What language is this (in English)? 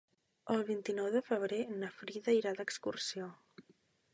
Catalan